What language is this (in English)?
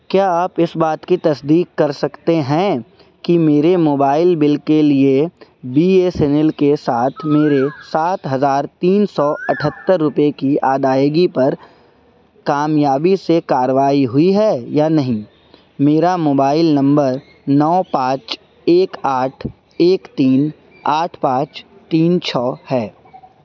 Urdu